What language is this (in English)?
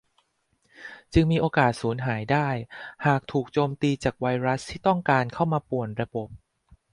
Thai